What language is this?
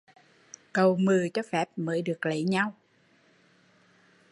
Vietnamese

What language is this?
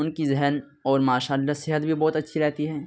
Urdu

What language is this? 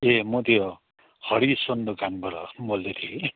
Nepali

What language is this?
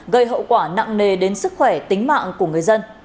Vietnamese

